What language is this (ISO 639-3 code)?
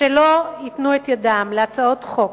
heb